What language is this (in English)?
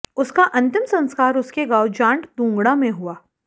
Hindi